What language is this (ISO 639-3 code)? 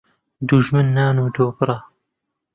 ckb